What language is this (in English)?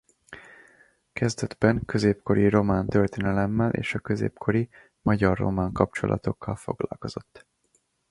Hungarian